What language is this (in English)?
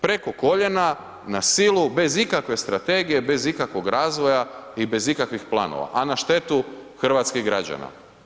Croatian